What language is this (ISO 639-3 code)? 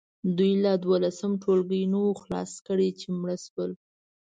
pus